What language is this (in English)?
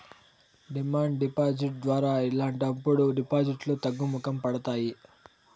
Telugu